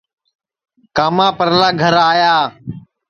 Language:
Sansi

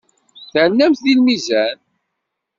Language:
Kabyle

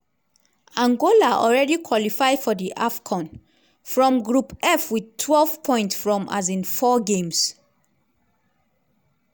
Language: Nigerian Pidgin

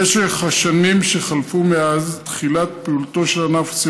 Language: Hebrew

